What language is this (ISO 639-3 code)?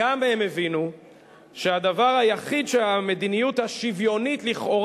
heb